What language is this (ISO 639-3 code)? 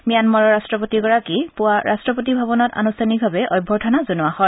asm